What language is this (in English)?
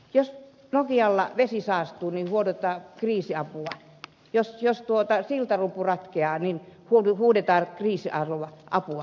Finnish